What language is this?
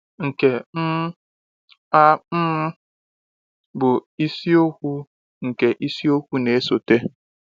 Igbo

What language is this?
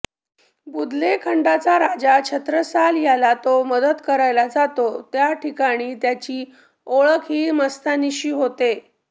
Marathi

